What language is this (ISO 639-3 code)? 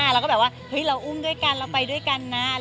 tha